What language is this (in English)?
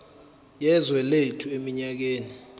Zulu